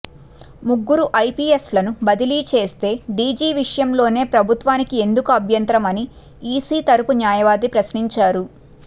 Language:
Telugu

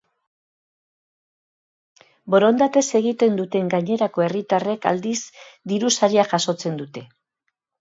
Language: Basque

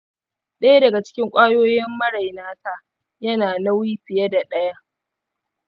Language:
Hausa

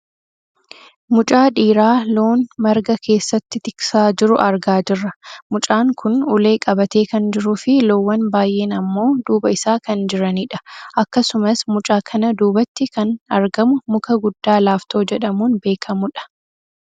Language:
Oromo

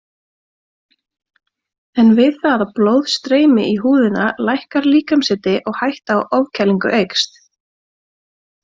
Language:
Icelandic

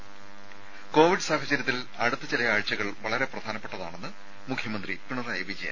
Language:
Malayalam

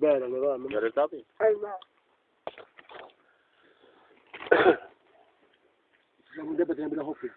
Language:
Turkish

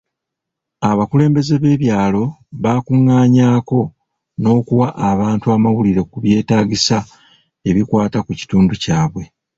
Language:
Ganda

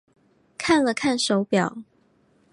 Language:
Chinese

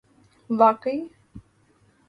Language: Urdu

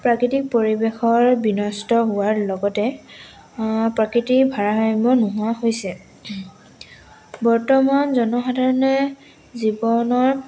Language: Assamese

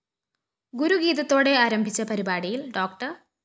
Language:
Malayalam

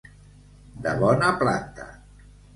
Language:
Catalan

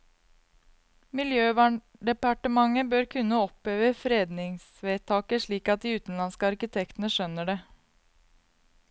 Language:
Norwegian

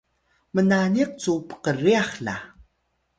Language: Atayal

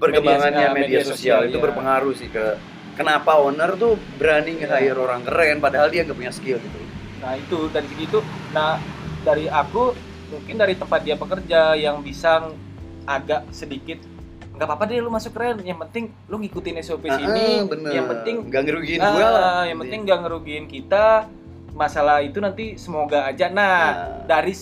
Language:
Indonesian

